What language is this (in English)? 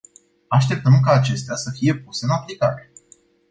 Romanian